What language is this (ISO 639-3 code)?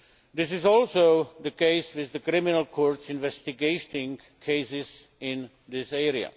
eng